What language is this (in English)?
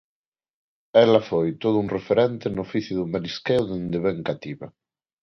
Galician